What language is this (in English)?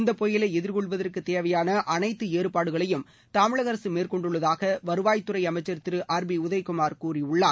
Tamil